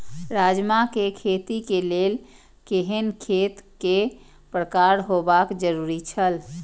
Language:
Maithili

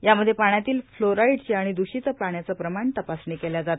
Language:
Marathi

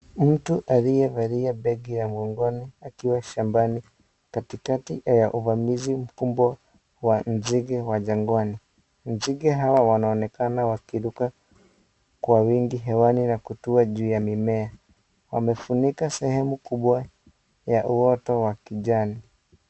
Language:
Swahili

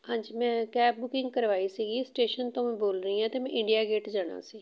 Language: Punjabi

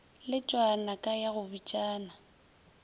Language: Northern Sotho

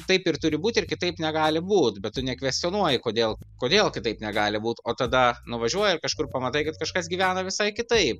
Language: Lithuanian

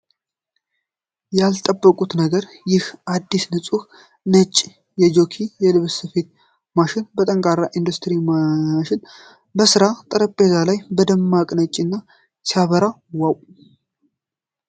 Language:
Amharic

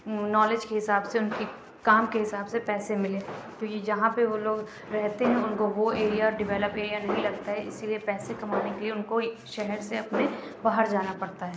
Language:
Urdu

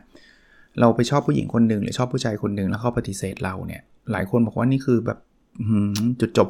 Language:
Thai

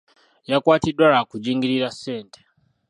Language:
Ganda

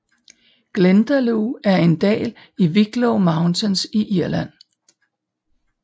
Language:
Danish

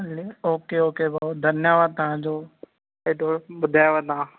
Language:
Sindhi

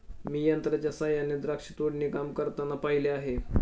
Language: Marathi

